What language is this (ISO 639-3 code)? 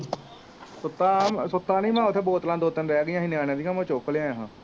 pan